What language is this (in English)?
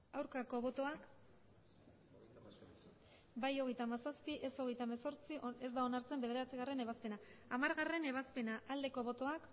Basque